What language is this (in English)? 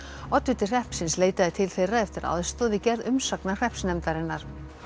Icelandic